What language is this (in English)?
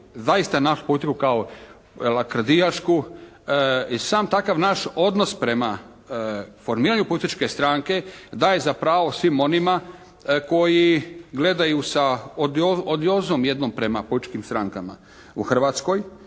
Croatian